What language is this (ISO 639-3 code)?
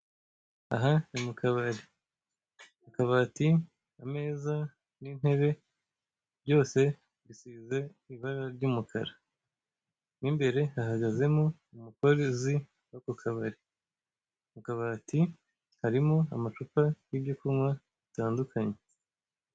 kin